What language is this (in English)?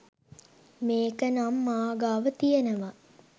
Sinhala